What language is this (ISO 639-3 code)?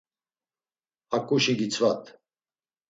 lzz